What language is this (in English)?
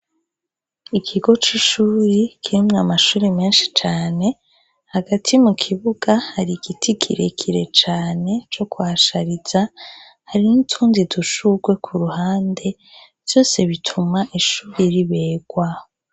Rundi